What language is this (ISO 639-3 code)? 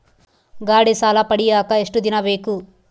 kan